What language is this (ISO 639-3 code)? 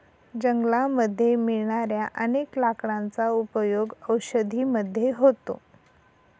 mar